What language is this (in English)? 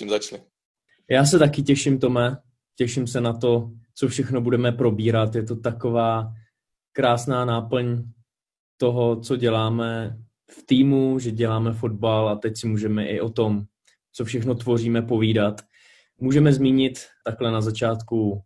Czech